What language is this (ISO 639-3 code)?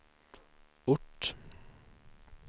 swe